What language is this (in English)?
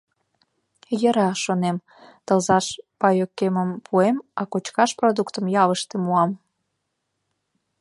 Mari